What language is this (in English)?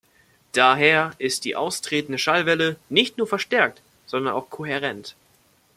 German